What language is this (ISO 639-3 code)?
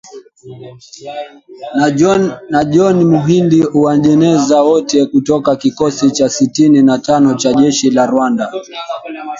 swa